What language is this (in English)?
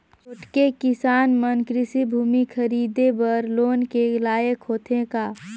Chhattisgarhi